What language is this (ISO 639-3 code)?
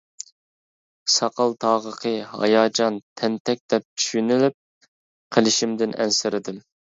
uig